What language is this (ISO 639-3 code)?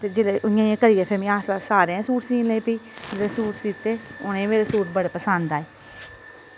doi